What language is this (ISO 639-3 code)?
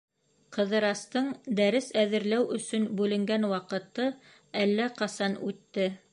bak